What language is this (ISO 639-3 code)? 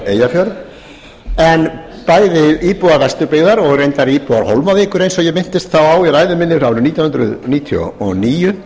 isl